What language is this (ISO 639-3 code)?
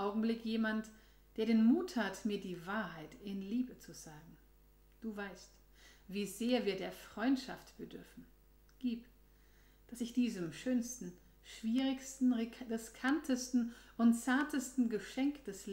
deu